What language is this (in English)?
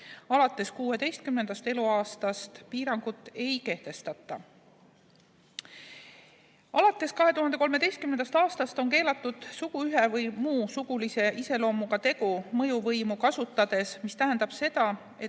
Estonian